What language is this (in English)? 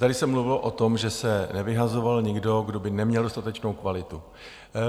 Czech